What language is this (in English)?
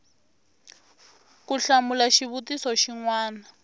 Tsonga